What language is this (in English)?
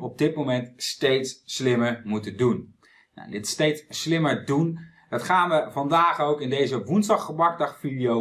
Dutch